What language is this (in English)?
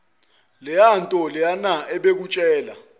Zulu